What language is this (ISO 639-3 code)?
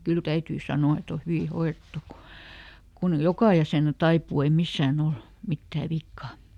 fin